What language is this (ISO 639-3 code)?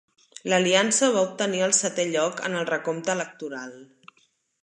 cat